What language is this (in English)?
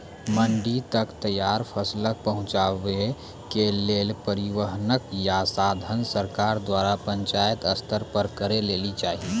Maithili